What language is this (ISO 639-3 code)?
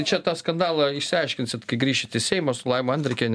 lit